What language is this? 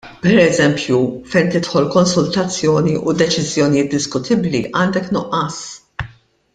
Maltese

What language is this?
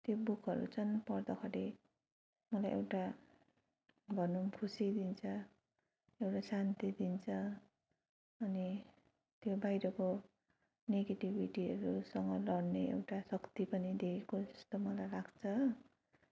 Nepali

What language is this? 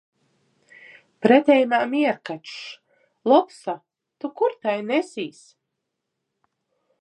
Latgalian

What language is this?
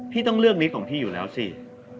Thai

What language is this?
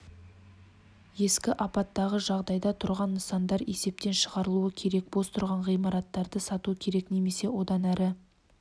Kazakh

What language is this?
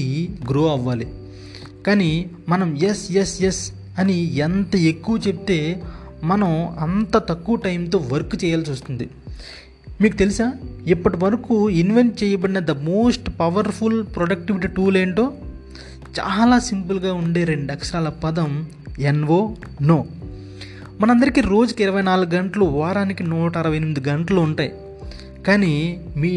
Telugu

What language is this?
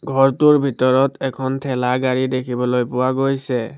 Assamese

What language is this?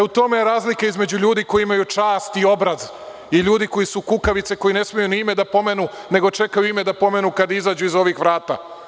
Serbian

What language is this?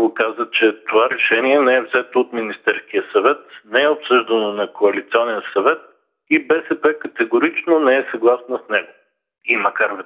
Bulgarian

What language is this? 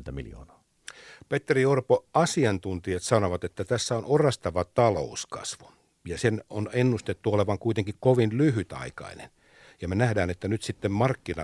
Finnish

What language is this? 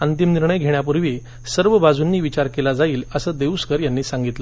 Marathi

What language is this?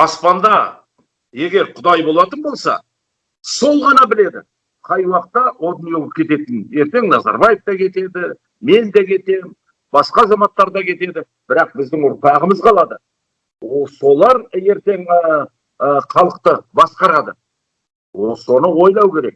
Kazakh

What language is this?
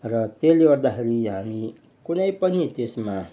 Nepali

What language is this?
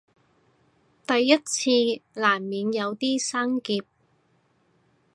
Cantonese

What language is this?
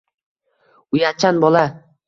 Uzbek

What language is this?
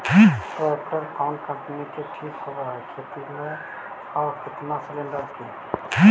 Magahi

